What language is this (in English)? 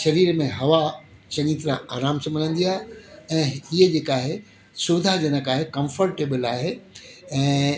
Sindhi